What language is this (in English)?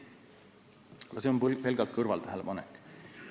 Estonian